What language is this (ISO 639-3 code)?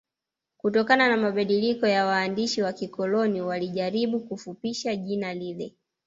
swa